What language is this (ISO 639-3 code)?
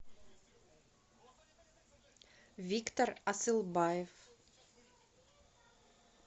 rus